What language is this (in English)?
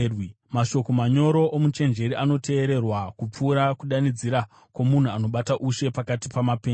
Shona